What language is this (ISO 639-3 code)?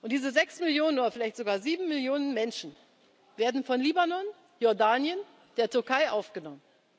deu